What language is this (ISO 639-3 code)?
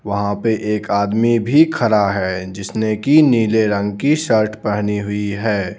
hin